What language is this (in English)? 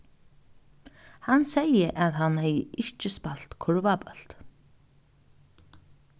Faroese